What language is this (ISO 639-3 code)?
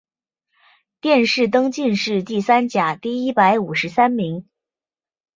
zho